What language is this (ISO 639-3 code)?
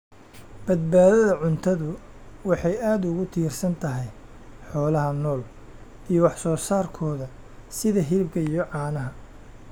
som